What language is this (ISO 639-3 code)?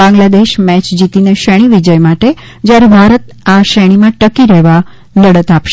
guj